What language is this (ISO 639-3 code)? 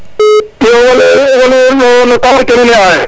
srr